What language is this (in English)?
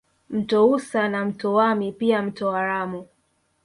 Swahili